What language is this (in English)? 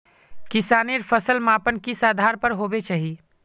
Magahi